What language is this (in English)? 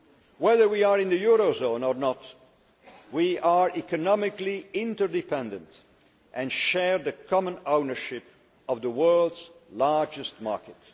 English